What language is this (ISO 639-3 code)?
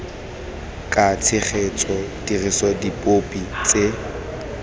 tsn